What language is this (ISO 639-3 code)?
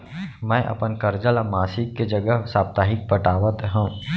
hne